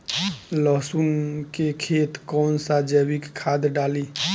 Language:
Bhojpuri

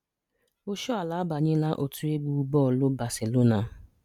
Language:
Igbo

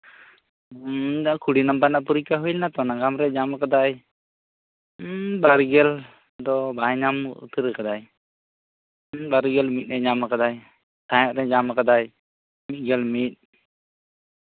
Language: Santali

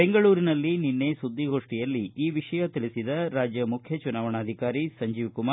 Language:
Kannada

